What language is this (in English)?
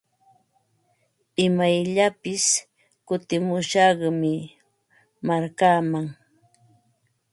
Ambo-Pasco Quechua